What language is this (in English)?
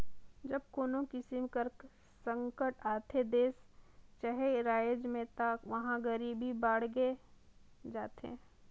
Chhattisgarhi